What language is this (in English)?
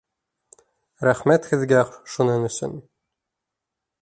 Bashkir